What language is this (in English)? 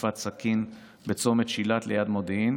Hebrew